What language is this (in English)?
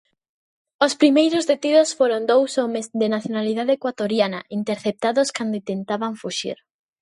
Galician